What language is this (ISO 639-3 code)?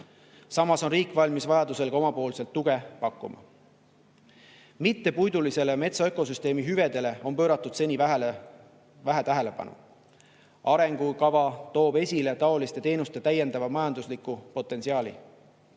est